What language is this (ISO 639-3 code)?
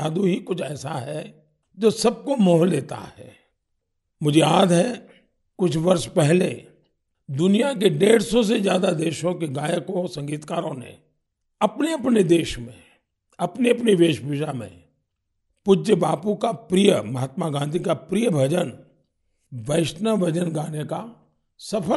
hin